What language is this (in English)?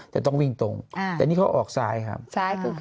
Thai